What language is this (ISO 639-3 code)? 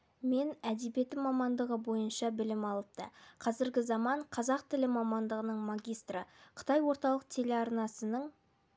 kaz